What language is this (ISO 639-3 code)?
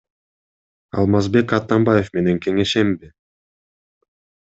kir